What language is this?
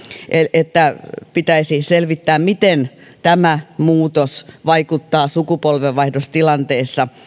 Finnish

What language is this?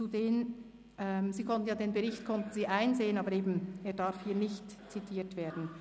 Swiss German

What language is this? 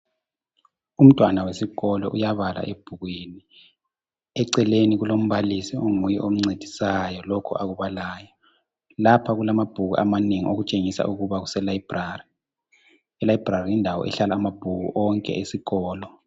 North Ndebele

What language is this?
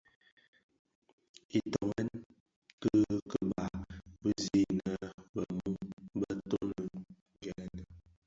Bafia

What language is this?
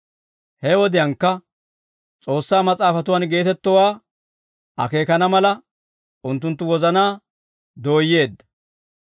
Dawro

